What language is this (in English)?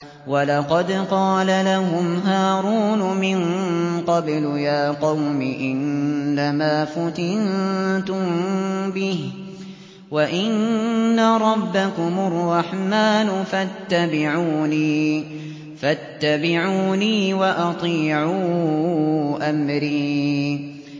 Arabic